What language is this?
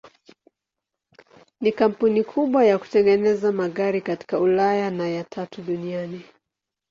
Swahili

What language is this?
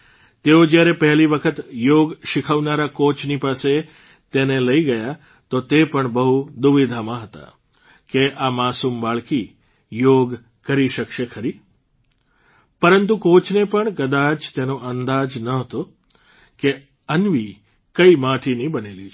Gujarati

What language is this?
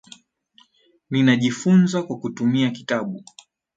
Swahili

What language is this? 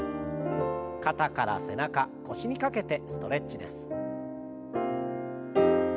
Japanese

